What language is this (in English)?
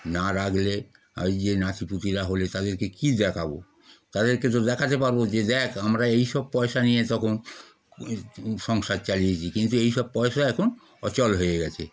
Bangla